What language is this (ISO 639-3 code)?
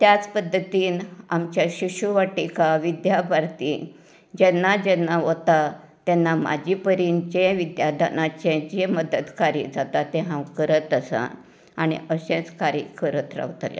kok